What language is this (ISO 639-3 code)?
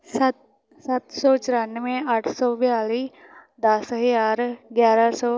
pan